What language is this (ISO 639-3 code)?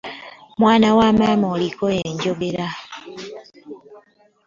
lug